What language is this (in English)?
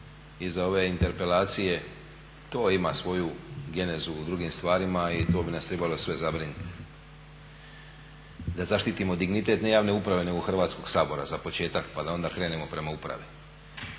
Croatian